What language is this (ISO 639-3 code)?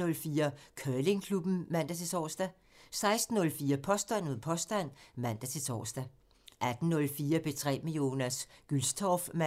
dan